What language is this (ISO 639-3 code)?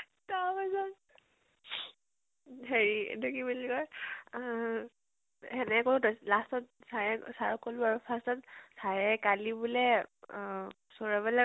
asm